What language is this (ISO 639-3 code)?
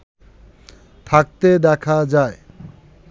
ben